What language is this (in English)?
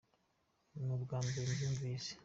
Kinyarwanda